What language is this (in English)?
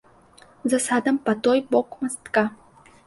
Belarusian